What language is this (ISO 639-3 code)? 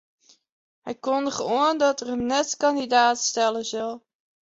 fry